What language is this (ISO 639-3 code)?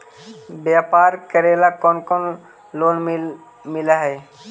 mag